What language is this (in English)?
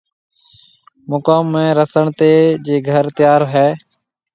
Marwari (Pakistan)